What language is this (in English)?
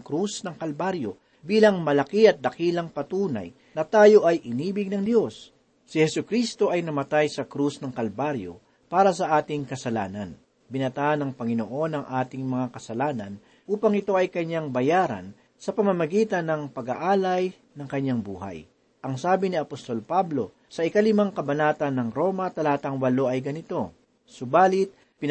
Filipino